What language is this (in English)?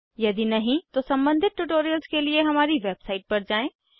Hindi